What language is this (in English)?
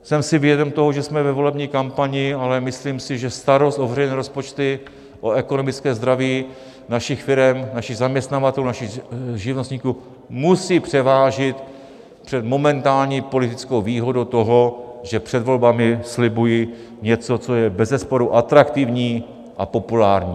Czech